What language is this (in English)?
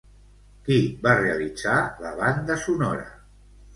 Catalan